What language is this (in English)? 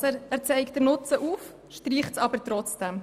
Swiss German